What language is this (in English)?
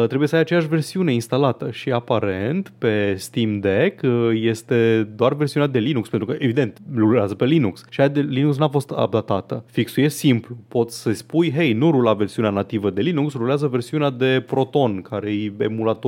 Romanian